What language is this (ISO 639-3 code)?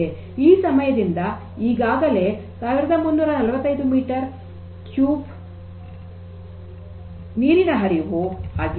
kan